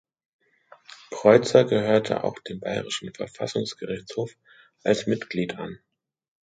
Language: German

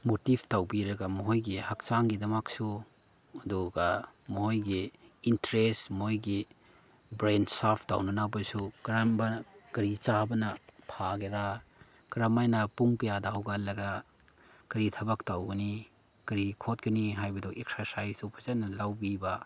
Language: Manipuri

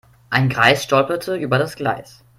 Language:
German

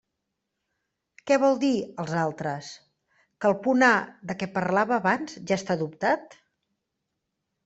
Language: Catalan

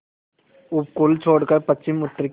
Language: Hindi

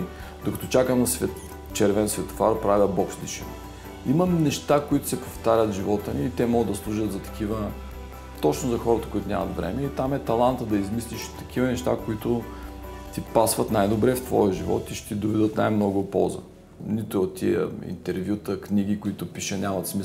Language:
Bulgarian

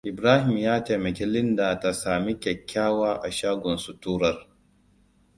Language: Hausa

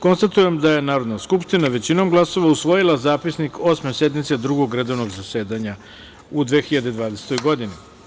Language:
Serbian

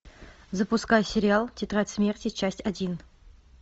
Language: Russian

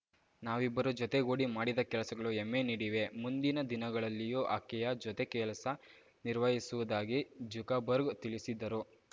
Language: Kannada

